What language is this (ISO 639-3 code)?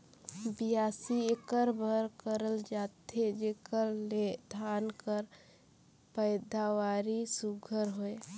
hne